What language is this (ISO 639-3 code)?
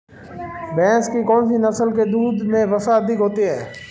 hin